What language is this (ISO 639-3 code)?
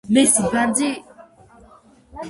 kat